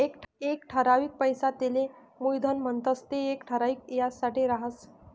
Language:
Marathi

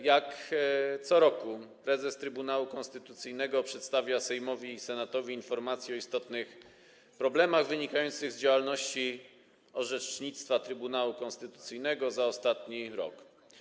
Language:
Polish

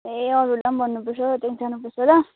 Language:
Nepali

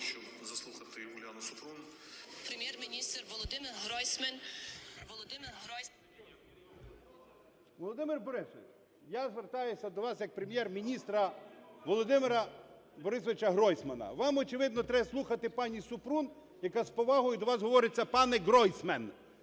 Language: Ukrainian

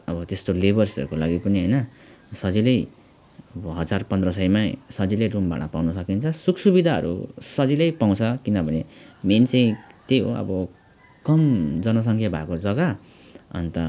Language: Nepali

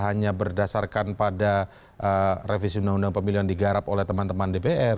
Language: Indonesian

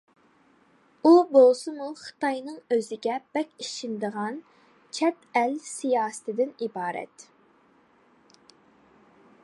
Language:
Uyghur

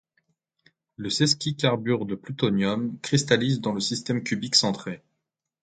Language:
French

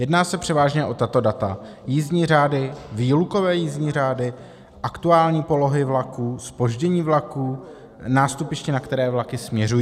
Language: Czech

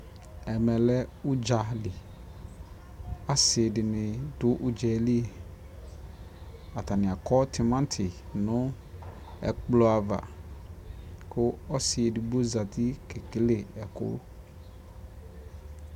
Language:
Ikposo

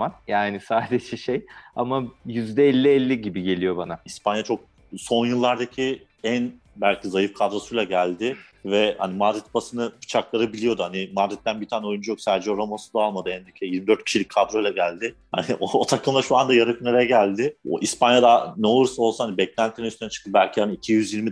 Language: Turkish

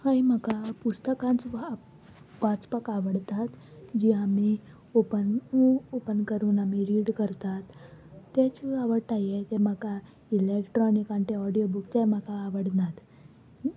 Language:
Konkani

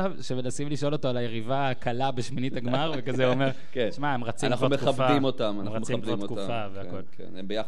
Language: Hebrew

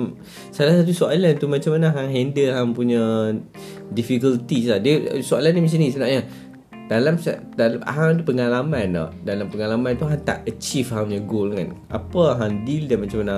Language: Malay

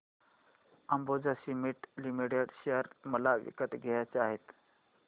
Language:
Marathi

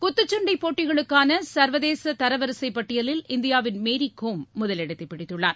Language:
Tamil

